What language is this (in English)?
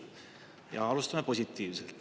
Estonian